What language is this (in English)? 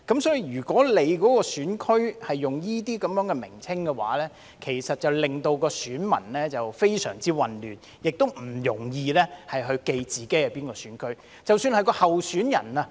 Cantonese